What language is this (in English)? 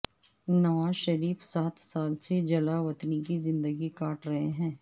Urdu